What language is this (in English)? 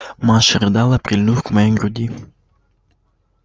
Russian